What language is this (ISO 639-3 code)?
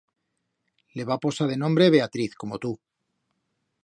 arg